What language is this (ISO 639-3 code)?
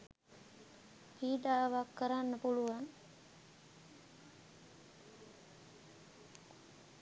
sin